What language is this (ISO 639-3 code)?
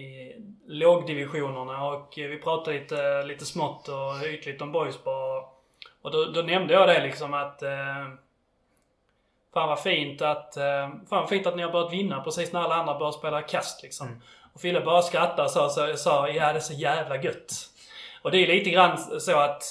swe